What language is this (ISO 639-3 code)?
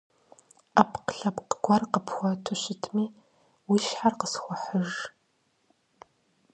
kbd